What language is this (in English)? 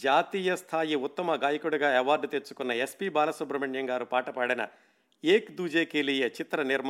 Telugu